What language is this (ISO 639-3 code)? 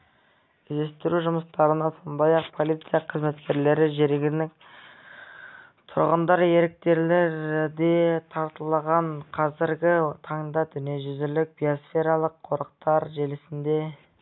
kaz